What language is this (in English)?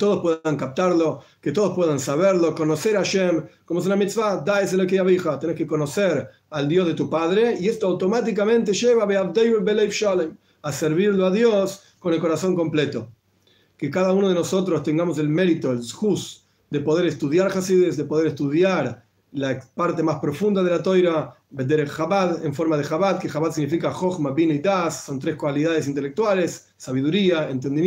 Spanish